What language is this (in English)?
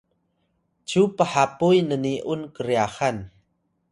Atayal